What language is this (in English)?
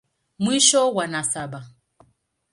Swahili